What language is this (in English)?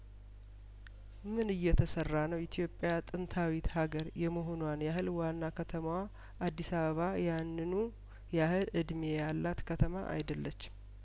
Amharic